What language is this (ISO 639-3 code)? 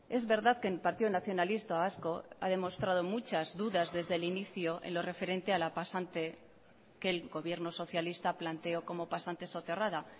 spa